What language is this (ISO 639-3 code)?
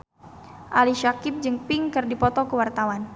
sun